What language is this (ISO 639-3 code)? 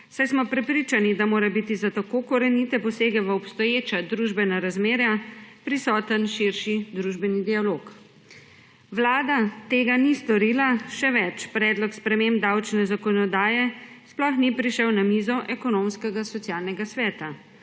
slv